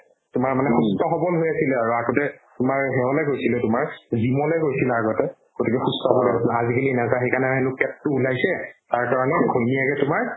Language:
Assamese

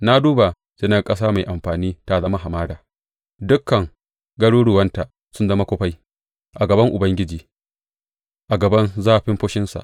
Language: Hausa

